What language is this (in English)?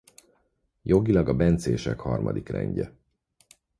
Hungarian